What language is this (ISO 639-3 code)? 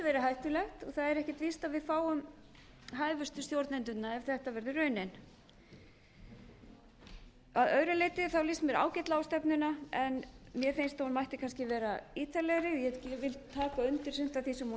isl